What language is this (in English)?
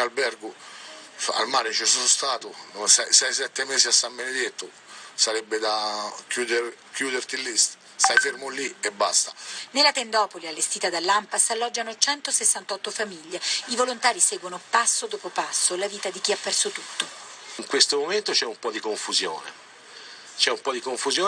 Italian